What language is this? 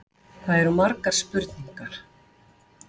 Icelandic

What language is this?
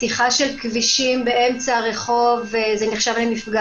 Hebrew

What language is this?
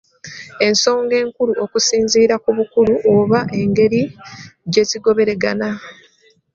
Ganda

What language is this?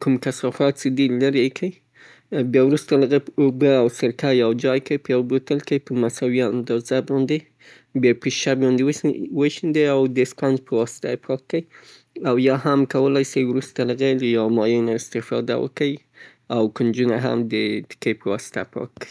Southern Pashto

